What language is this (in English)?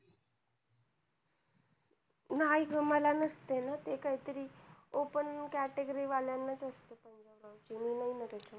Marathi